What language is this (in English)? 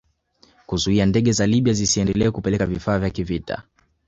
Swahili